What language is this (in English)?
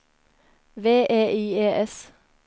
Norwegian